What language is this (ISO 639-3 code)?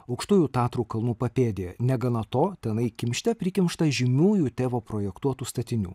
lit